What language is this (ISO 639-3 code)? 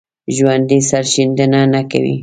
pus